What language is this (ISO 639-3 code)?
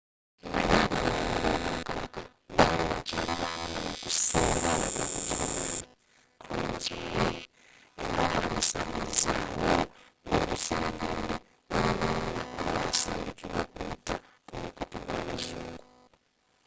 lug